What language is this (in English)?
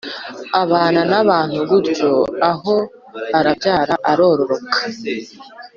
Kinyarwanda